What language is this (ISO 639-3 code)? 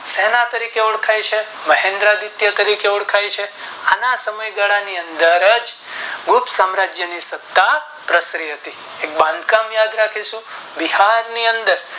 guj